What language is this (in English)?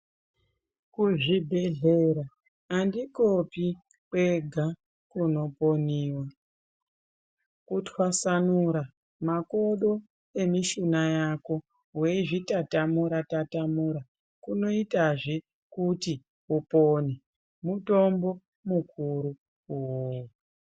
Ndau